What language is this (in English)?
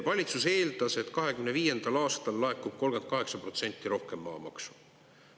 Estonian